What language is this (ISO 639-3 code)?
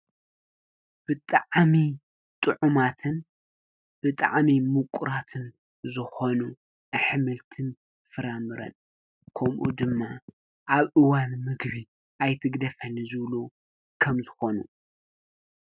tir